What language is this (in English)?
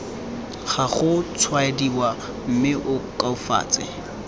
Tswana